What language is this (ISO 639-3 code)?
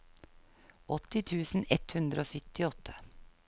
nor